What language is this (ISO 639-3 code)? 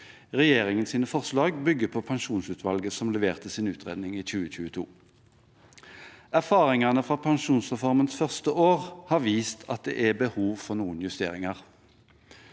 nor